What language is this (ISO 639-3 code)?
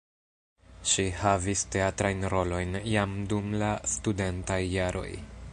epo